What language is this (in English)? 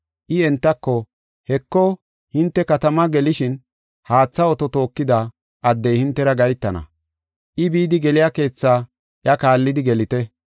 Gofa